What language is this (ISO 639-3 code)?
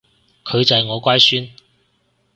yue